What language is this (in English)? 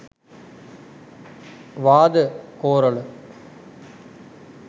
Sinhala